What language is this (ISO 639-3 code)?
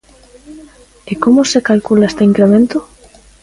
glg